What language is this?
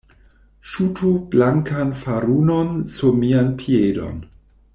Esperanto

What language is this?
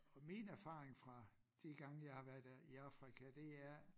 Danish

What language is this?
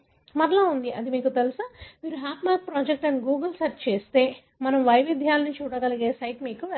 Telugu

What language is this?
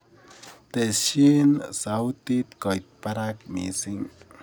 Kalenjin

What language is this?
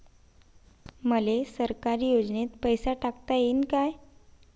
Marathi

